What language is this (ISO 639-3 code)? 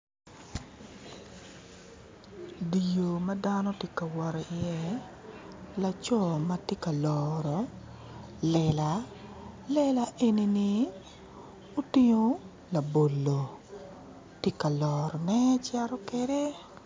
ach